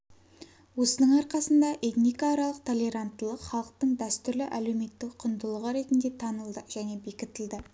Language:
Kazakh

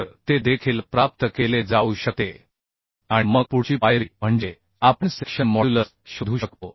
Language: Marathi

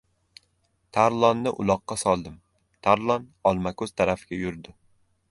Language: Uzbek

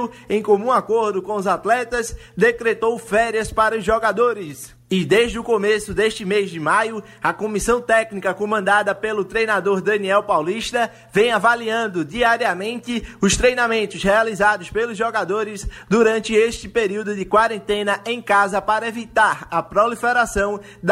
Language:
Portuguese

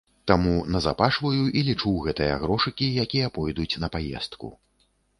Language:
Belarusian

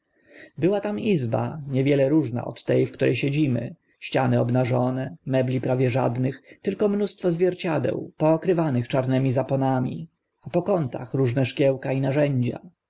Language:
Polish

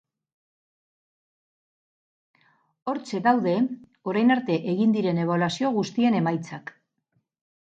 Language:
Basque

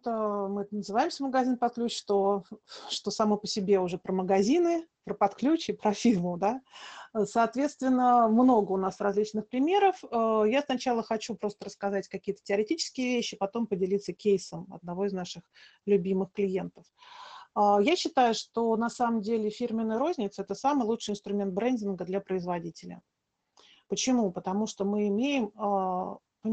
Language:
Russian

